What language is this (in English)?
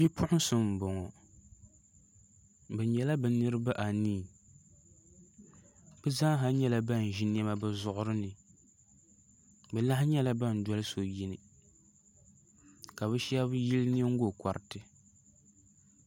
Dagbani